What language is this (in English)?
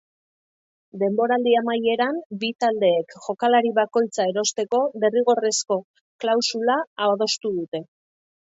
Basque